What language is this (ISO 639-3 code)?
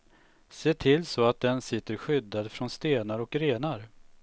swe